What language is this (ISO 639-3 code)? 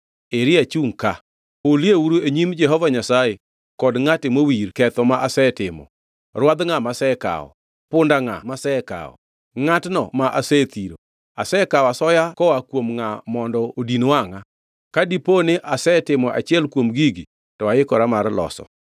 luo